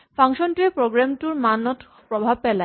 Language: Assamese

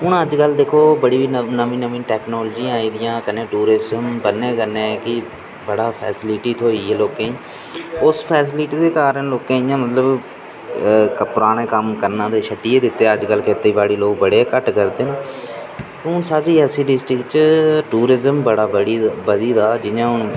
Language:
Dogri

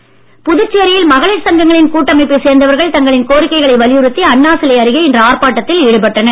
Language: Tamil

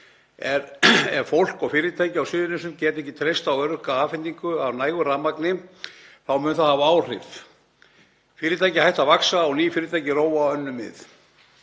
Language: Icelandic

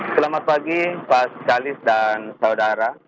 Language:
Indonesian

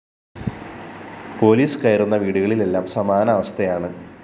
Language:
Malayalam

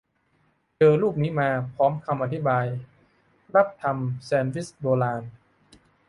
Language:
Thai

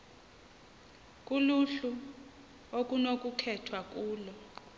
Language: Xhosa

